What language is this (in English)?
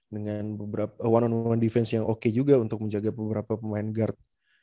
Indonesian